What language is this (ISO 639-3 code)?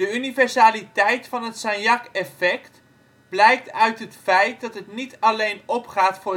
nld